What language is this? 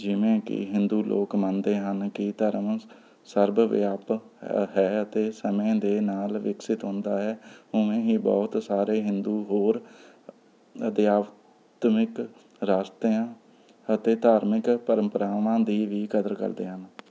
Punjabi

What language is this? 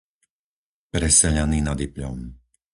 Slovak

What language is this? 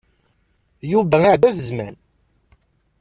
Kabyle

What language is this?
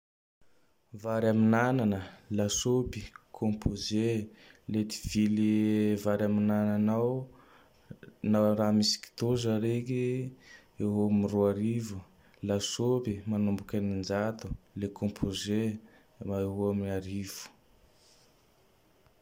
Tandroy-Mahafaly Malagasy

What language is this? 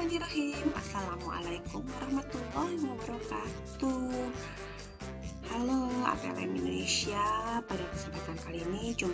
Indonesian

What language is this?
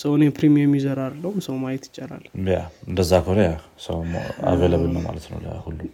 Amharic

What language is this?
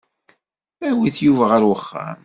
Kabyle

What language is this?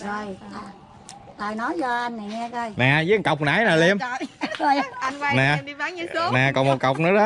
Vietnamese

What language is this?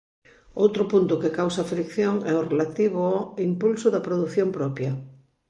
Galician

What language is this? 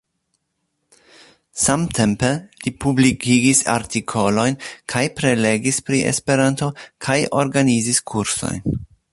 Esperanto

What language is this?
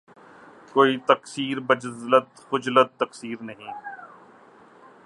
Urdu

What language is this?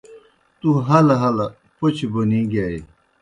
Kohistani Shina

